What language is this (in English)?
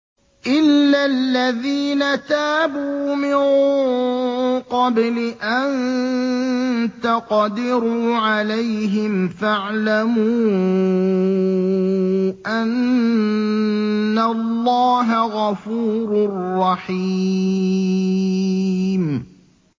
Arabic